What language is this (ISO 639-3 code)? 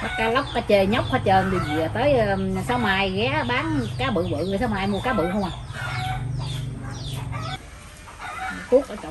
vie